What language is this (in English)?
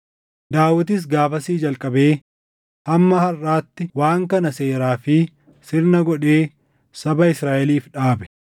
Oromo